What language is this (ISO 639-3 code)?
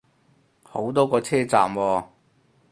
yue